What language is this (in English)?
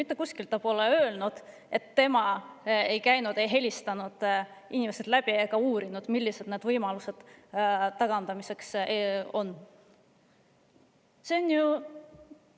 Estonian